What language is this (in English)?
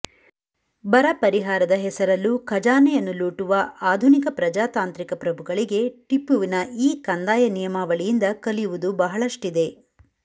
Kannada